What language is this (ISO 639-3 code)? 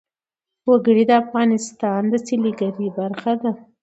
pus